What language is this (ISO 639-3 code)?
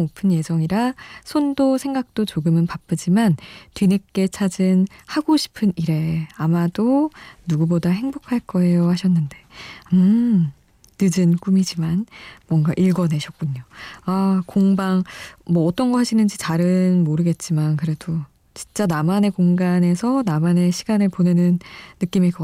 kor